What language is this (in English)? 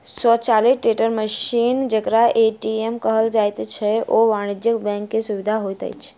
Maithili